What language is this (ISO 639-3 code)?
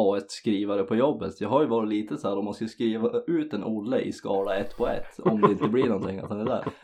swe